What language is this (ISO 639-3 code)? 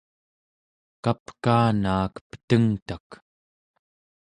esu